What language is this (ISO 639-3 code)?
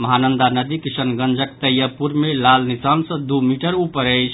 mai